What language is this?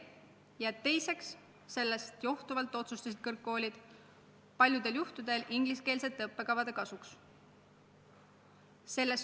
Estonian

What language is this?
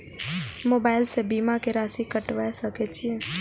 Maithili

